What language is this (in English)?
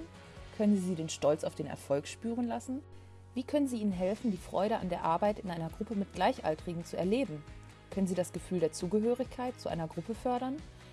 German